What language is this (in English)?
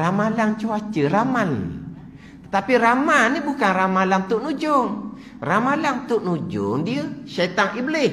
Malay